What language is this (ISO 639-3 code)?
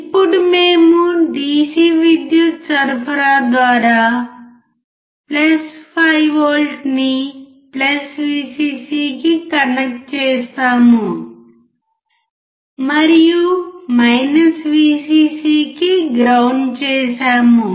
tel